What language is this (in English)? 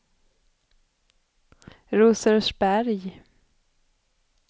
Swedish